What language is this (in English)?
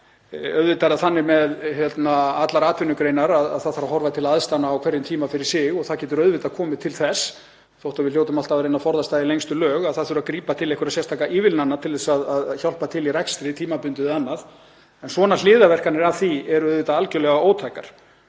Icelandic